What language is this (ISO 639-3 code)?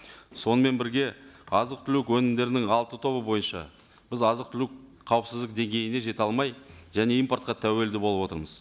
kaz